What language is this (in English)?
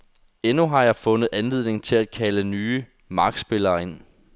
Danish